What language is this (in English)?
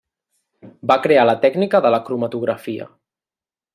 Catalan